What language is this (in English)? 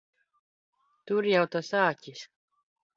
Latvian